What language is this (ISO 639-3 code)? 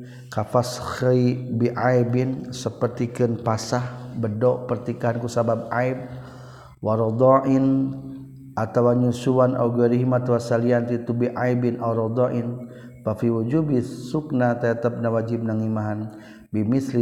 msa